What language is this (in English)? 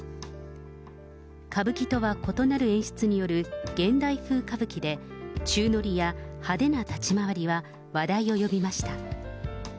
Japanese